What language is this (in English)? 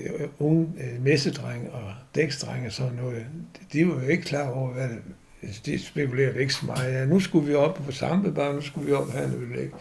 Danish